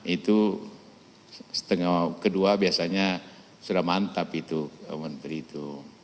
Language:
Indonesian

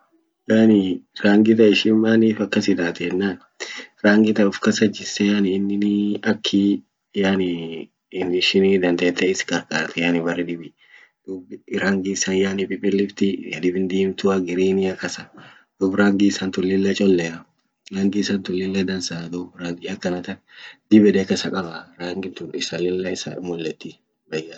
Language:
Orma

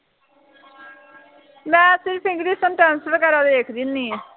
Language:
Punjabi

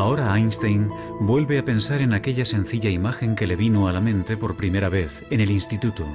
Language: Spanish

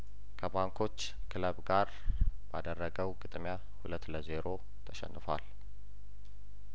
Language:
Amharic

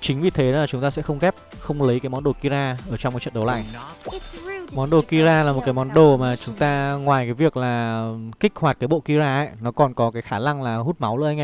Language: Vietnamese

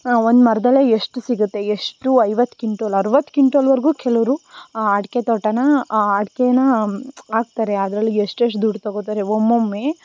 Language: Kannada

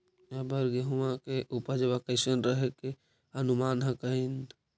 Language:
Magahi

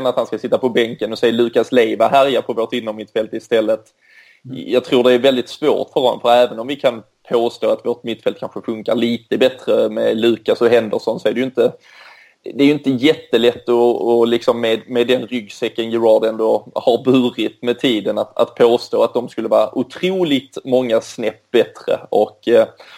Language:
Swedish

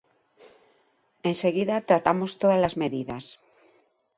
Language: Galician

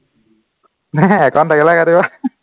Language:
Assamese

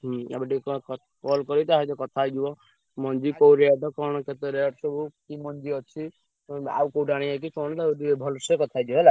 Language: Odia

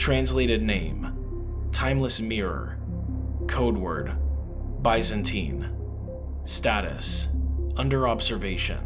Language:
English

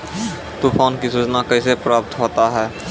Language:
Maithili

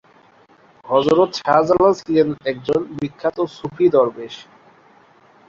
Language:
Bangla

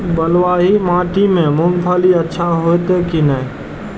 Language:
Maithili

